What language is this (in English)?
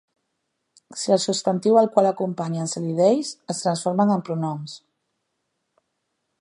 Catalan